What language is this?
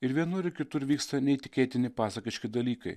Lithuanian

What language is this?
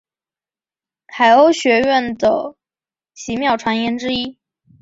Chinese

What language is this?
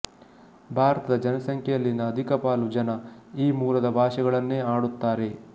Kannada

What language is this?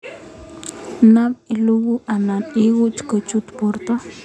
Kalenjin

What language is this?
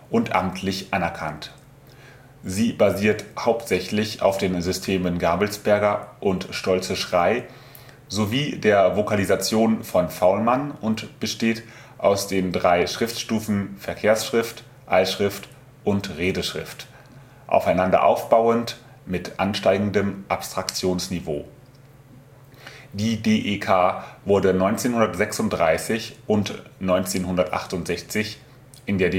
German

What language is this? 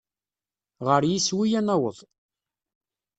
Kabyle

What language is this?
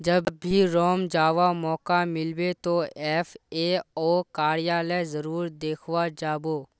Magahi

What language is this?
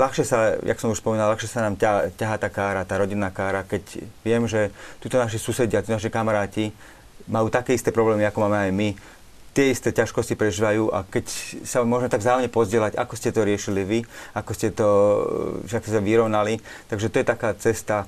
Slovak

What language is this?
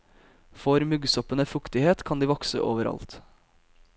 Norwegian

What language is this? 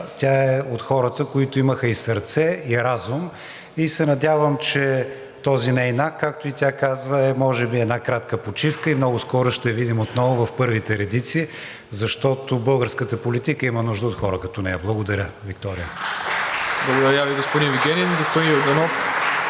Bulgarian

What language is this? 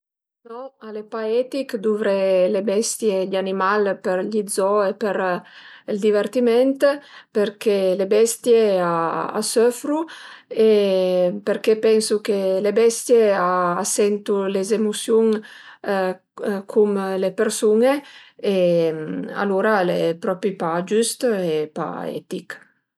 Piedmontese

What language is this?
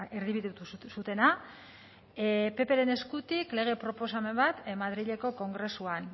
Basque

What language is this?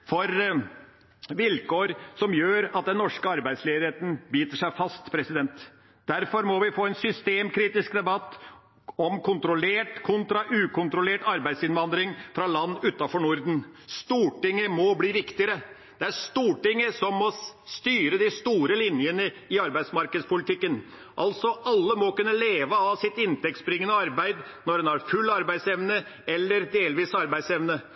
Norwegian Bokmål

